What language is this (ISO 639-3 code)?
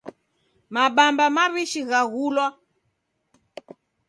dav